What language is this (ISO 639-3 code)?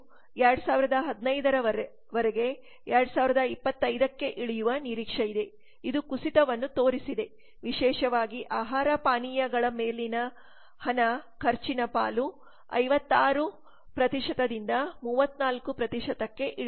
kan